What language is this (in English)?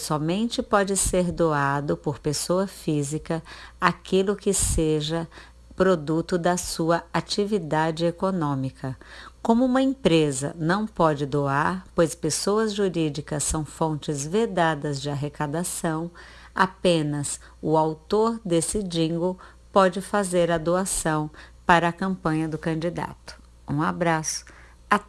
Portuguese